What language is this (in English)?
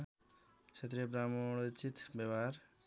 Nepali